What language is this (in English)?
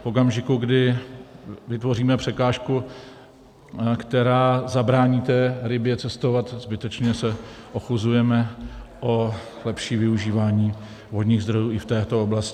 Czech